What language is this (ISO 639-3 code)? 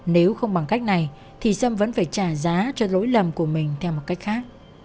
vie